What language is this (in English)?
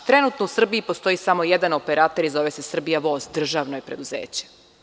Serbian